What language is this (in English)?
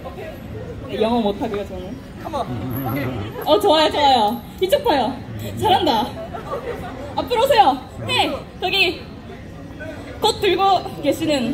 Korean